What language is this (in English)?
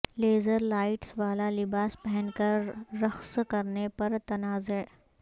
Urdu